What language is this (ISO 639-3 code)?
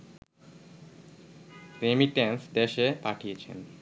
ben